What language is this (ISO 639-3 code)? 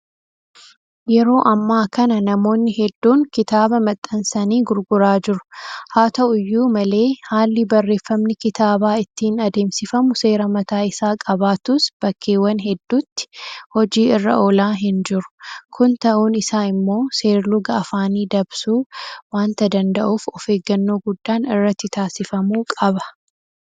orm